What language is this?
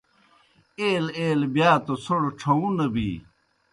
Kohistani Shina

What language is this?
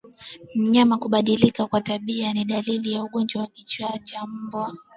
Swahili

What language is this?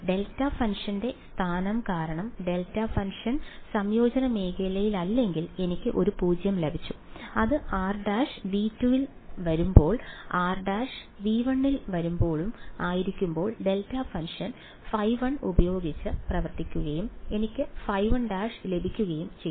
Malayalam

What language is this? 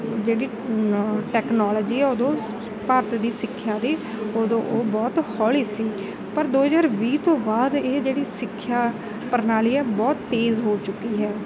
Punjabi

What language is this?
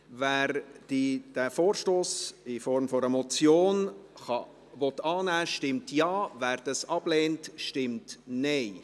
Swiss German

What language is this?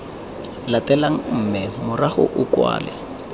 Tswana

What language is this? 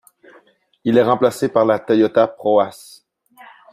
French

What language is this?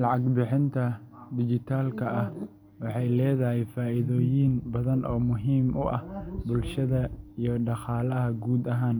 Somali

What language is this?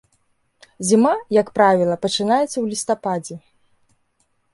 Belarusian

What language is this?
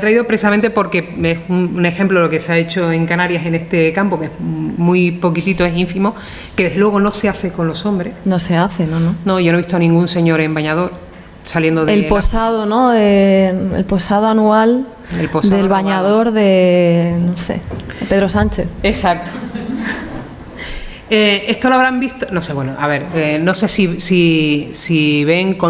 Spanish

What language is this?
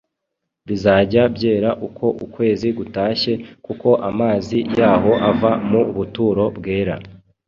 Kinyarwanda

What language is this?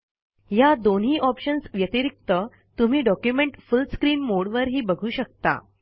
Marathi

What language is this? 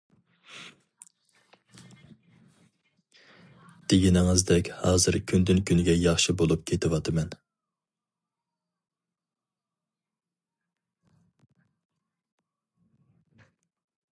Uyghur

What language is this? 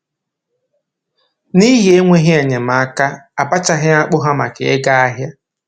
Igbo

